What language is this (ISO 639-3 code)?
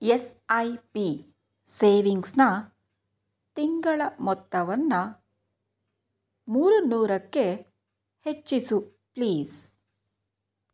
kan